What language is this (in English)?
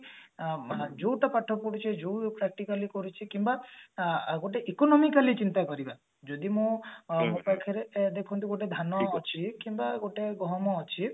Odia